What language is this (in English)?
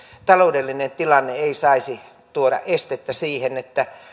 Finnish